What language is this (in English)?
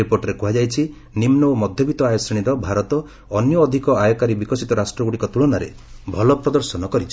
Odia